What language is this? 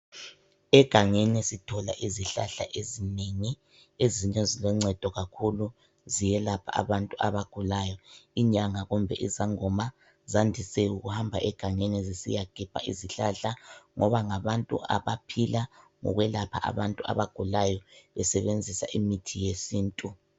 North Ndebele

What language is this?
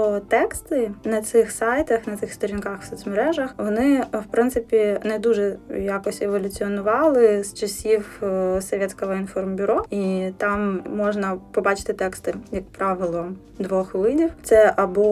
Ukrainian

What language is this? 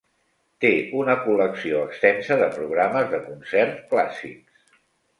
Catalan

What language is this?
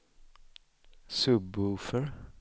Swedish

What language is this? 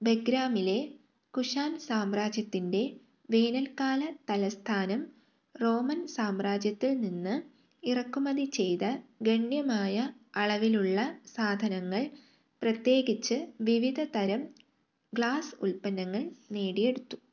Malayalam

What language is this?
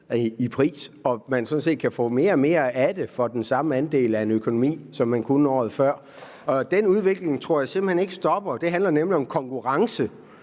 Danish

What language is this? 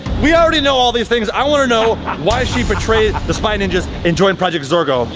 English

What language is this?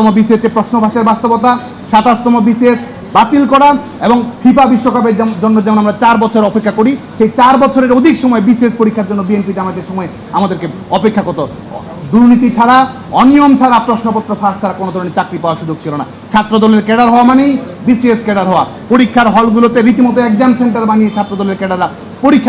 Bangla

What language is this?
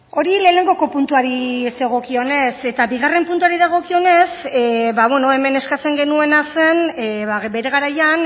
Basque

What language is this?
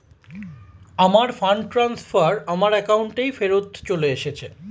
Bangla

